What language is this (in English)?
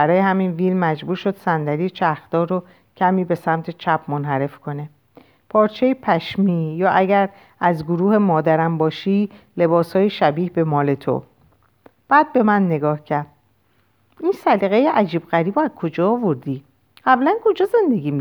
Persian